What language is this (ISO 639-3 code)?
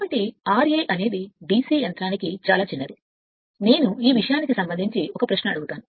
tel